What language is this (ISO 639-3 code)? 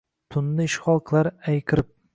uzb